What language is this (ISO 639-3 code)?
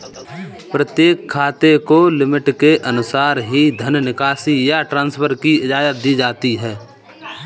hin